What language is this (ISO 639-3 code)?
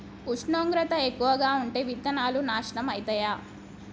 tel